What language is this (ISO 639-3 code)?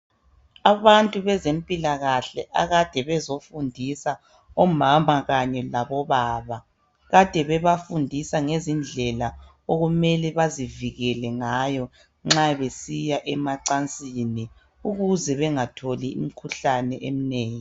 nde